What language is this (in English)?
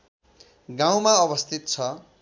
Nepali